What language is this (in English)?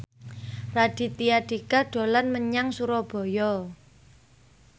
Javanese